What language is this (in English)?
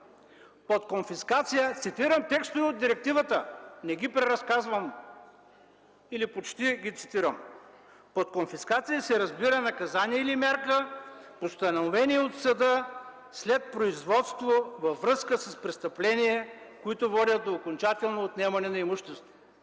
Bulgarian